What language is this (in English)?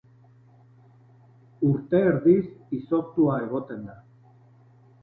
Basque